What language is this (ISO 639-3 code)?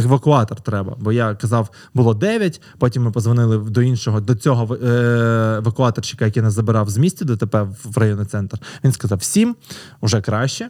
ukr